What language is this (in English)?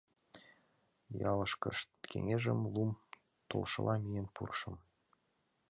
Mari